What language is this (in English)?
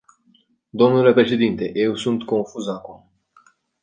Romanian